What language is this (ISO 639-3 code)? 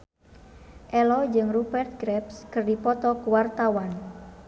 sun